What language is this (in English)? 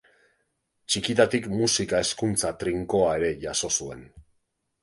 Basque